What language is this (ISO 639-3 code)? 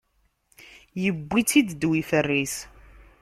kab